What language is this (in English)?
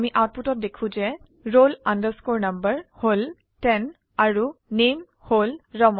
Assamese